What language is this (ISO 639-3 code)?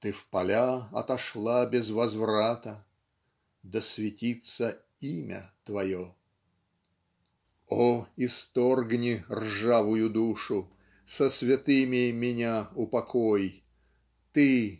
rus